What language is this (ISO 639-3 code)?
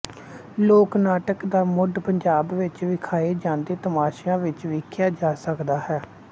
pan